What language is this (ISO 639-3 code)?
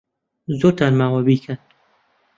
ckb